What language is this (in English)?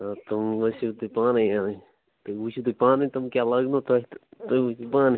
Kashmiri